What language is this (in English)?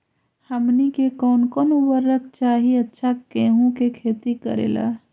Magahi